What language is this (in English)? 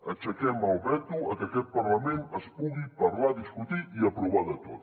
Catalan